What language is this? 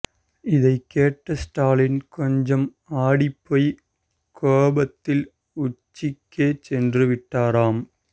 Tamil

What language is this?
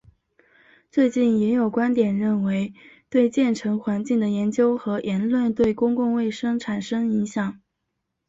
Chinese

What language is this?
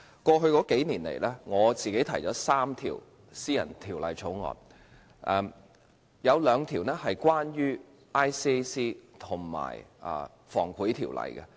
Cantonese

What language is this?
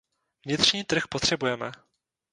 Czech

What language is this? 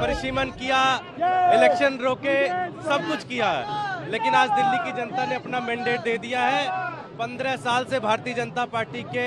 Hindi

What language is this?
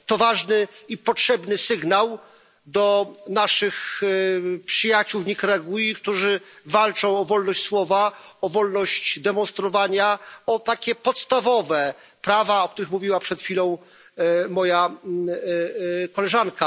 Polish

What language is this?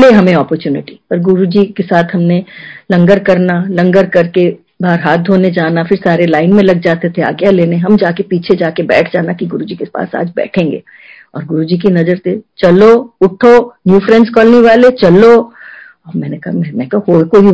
Hindi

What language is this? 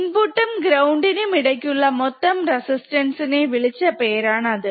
Malayalam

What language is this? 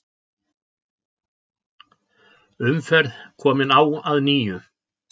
Icelandic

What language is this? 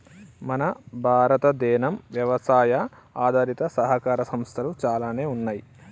Telugu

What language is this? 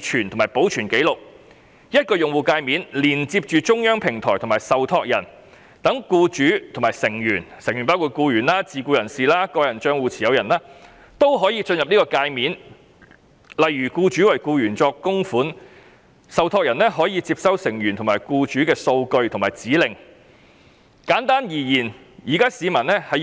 Cantonese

